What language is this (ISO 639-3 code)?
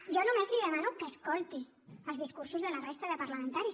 cat